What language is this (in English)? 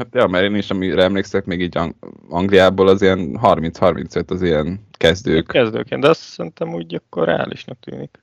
Hungarian